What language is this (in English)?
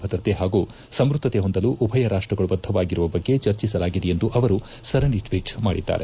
Kannada